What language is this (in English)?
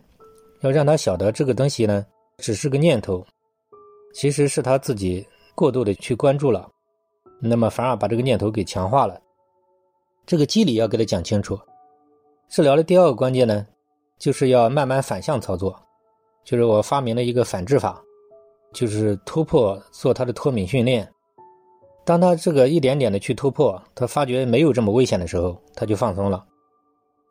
Chinese